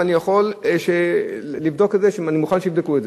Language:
Hebrew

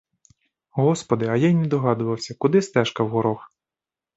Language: Ukrainian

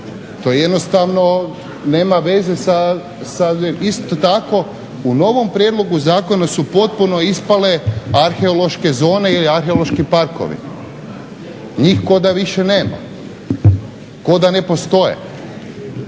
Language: Croatian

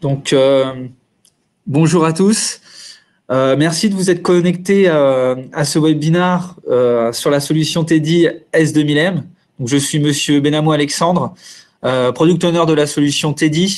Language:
French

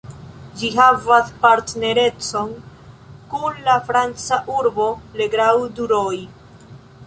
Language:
Esperanto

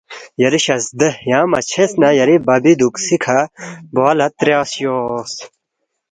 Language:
Balti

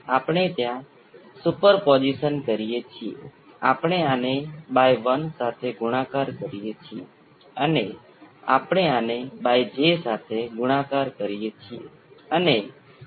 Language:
Gujarati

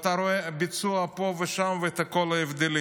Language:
Hebrew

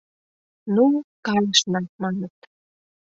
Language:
Mari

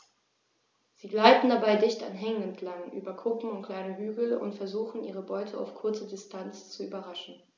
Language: German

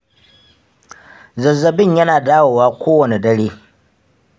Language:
Hausa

